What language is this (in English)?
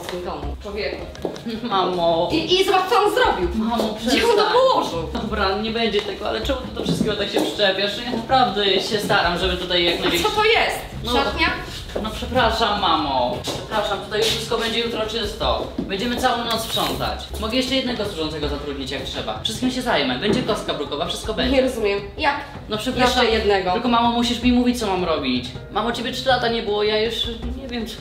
Polish